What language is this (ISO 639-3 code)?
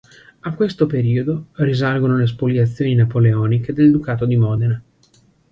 ita